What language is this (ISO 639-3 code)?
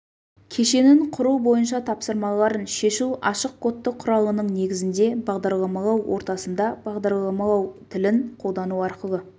kaz